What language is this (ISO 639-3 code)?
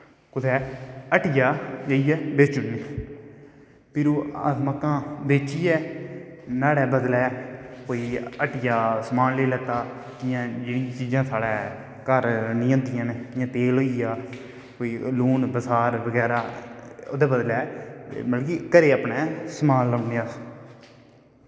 doi